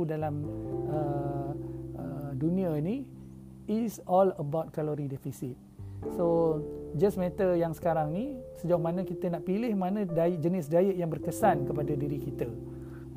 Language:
Malay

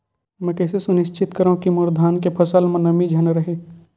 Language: Chhattisgarhi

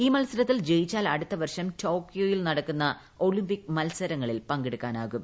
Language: Malayalam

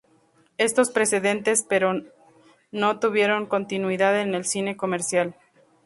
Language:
Spanish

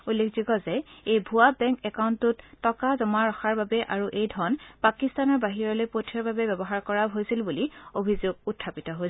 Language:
Assamese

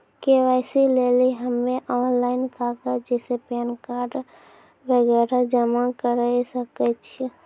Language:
Maithili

